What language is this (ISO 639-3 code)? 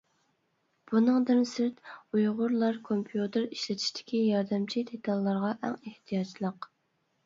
uig